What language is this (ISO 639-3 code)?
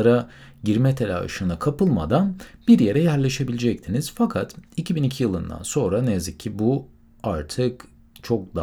tur